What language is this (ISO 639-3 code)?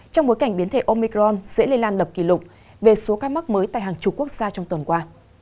vie